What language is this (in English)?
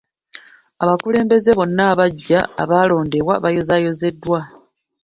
Ganda